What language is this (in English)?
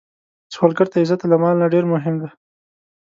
Pashto